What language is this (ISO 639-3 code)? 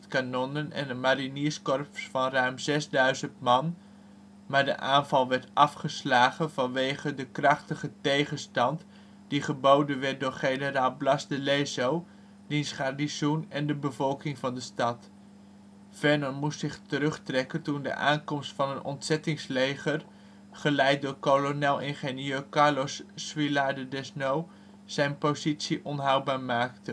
nld